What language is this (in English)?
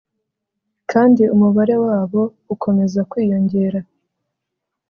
Kinyarwanda